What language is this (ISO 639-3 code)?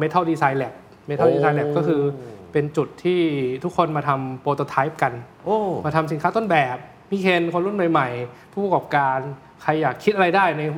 tha